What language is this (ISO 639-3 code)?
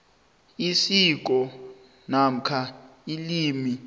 nbl